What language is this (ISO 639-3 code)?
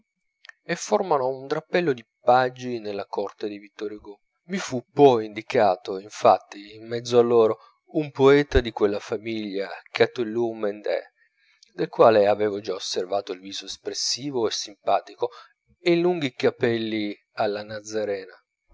ita